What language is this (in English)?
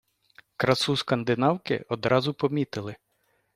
Ukrainian